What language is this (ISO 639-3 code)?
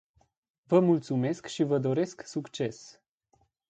ron